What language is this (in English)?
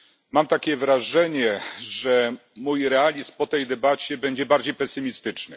Polish